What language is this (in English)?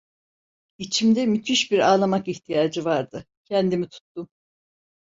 Turkish